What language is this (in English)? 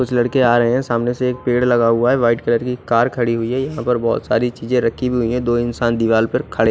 Hindi